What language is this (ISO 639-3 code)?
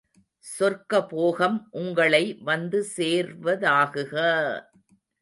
tam